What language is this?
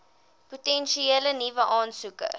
Afrikaans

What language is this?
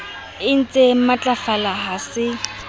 Southern Sotho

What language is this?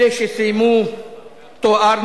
Hebrew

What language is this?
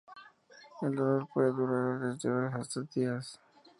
Spanish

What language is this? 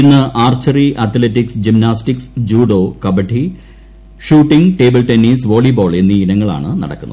Malayalam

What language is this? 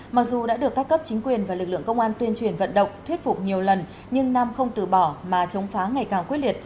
Vietnamese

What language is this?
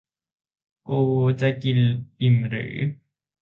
Thai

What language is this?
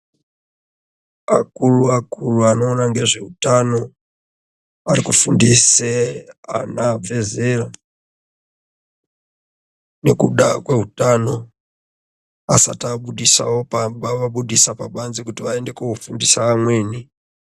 Ndau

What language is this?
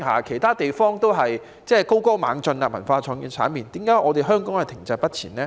Cantonese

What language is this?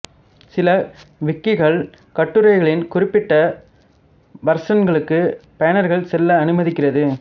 Tamil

